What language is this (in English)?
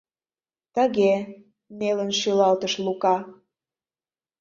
Mari